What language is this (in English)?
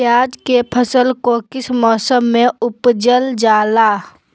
Magahi